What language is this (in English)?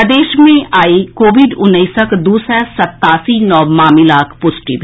Maithili